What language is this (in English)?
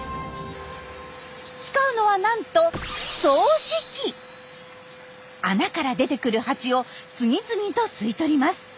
Japanese